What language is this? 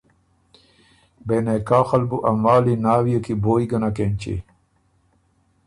Ormuri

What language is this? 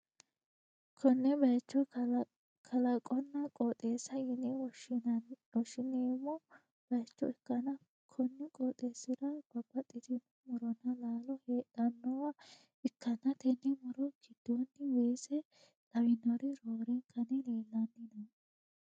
Sidamo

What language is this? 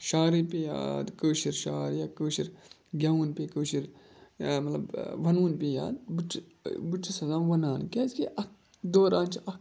Kashmiri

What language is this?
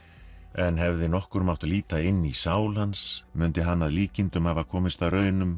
Icelandic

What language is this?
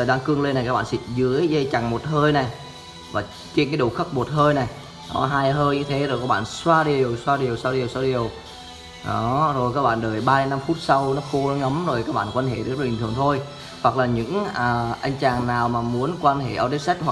Vietnamese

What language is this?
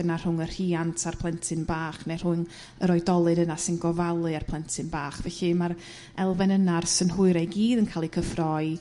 Welsh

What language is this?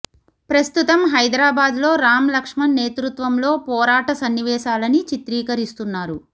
Telugu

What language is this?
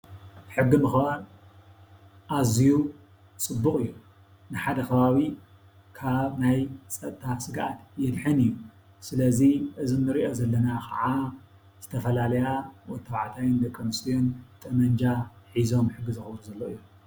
Tigrinya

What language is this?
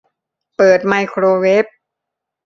Thai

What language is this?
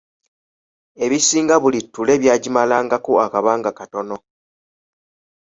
Ganda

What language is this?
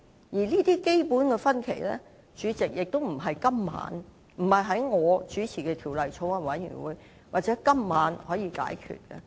Cantonese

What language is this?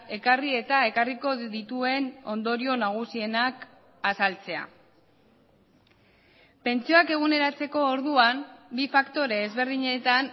Basque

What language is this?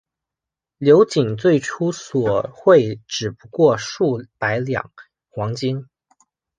Chinese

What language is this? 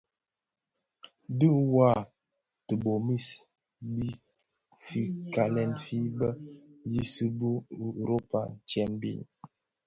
Bafia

